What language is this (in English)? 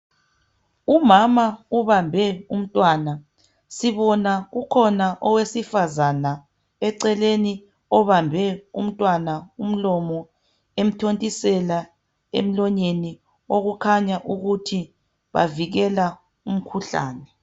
North Ndebele